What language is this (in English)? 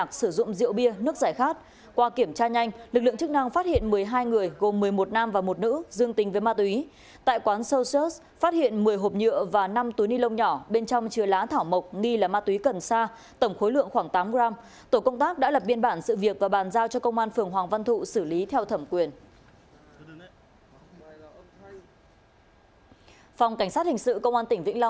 Vietnamese